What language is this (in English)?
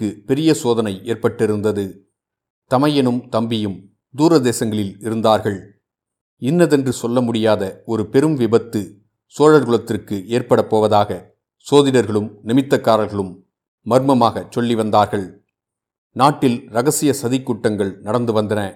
Tamil